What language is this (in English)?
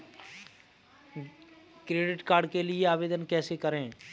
Hindi